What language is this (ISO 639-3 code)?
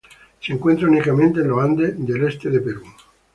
spa